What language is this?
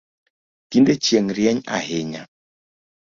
Luo (Kenya and Tanzania)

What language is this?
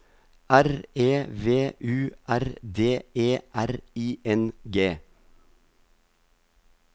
Norwegian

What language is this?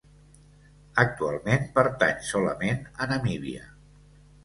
Catalan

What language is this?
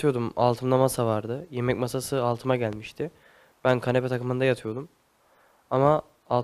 Turkish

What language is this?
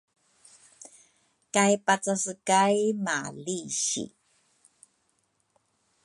Rukai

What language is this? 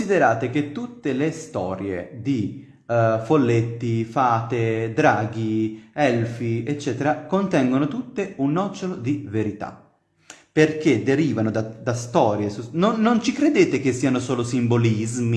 Italian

